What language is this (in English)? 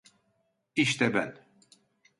Turkish